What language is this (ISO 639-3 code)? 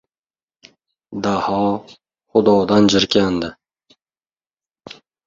uzb